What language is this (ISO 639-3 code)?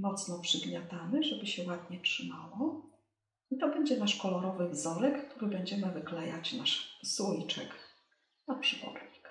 pol